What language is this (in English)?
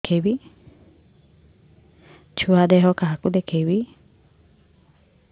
Odia